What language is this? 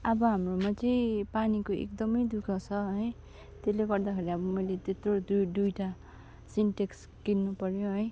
Nepali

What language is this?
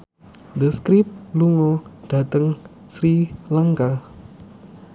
Javanese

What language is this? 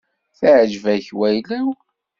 Kabyle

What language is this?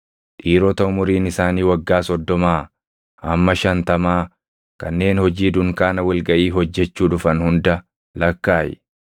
Oromo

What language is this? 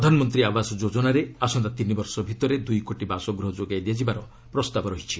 Odia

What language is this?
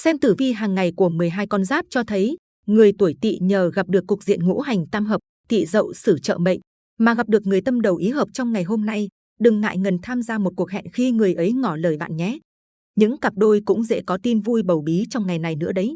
Vietnamese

